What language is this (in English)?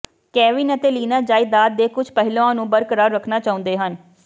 Punjabi